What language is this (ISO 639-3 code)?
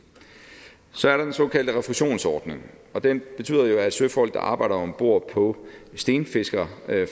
dan